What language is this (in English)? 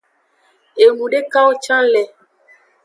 Aja (Benin)